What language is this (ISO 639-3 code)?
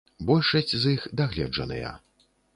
bel